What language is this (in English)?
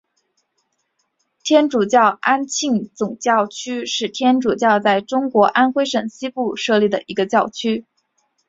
Chinese